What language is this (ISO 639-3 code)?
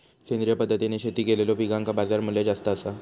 mar